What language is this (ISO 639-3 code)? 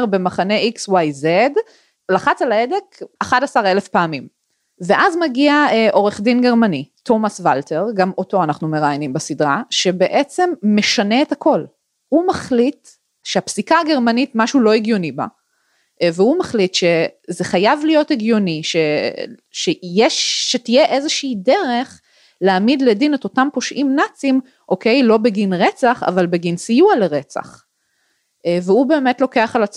heb